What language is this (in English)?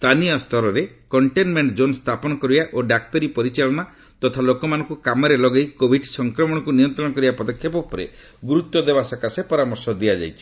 Odia